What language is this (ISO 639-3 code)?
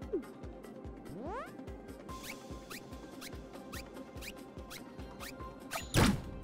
deu